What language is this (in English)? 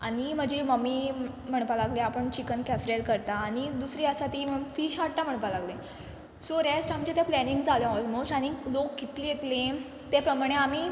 Konkani